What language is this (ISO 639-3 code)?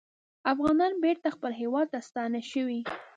pus